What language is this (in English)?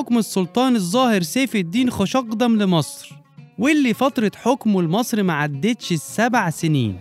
Arabic